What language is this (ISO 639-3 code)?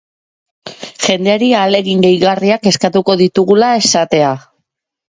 eus